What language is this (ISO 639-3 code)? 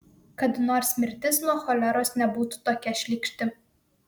lit